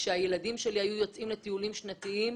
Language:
Hebrew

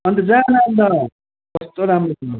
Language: Nepali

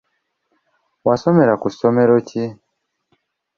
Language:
Ganda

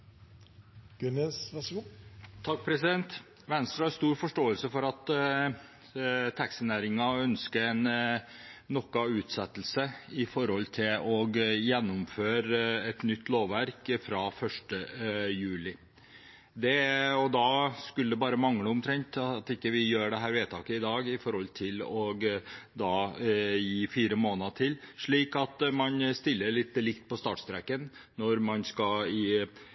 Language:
Norwegian Bokmål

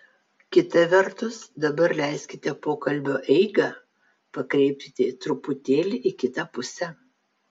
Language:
Lithuanian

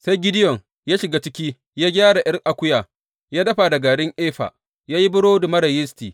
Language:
Hausa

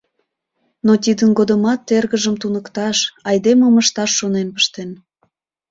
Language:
Mari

